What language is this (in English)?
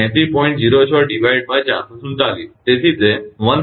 Gujarati